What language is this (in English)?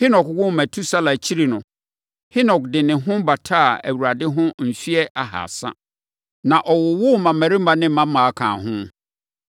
Akan